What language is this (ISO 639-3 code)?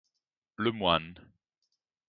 ita